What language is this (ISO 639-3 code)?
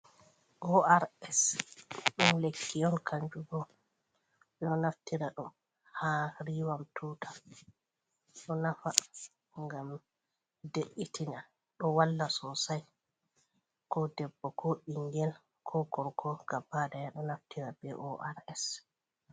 ful